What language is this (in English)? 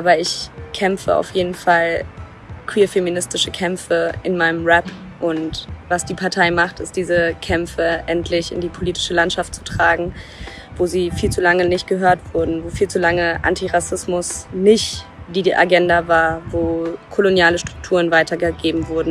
German